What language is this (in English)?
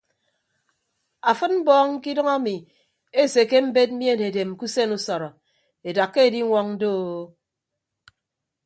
Ibibio